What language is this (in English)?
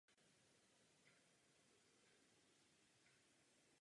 Czech